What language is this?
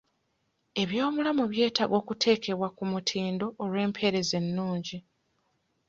Ganda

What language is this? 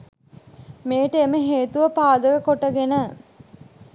Sinhala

